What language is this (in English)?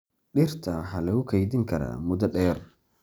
Somali